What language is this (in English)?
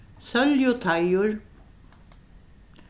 Faroese